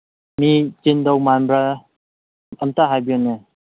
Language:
Manipuri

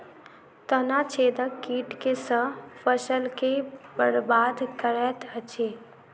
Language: Maithili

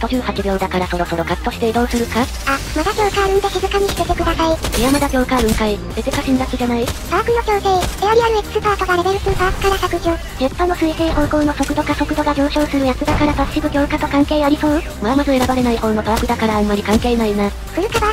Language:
Japanese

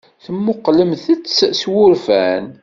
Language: Kabyle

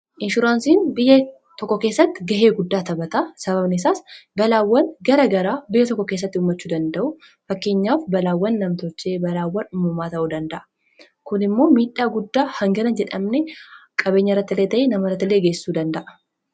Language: Oromo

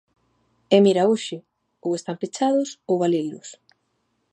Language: Galician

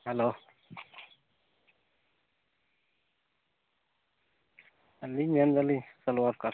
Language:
Santali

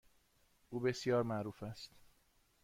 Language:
Persian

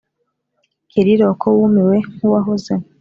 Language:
Kinyarwanda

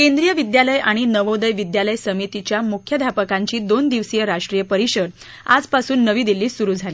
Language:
Marathi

